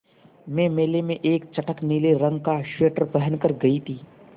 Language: Hindi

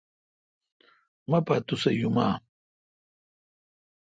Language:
Kalkoti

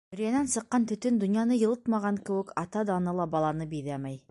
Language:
Bashkir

